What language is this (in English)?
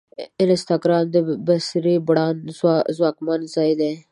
Pashto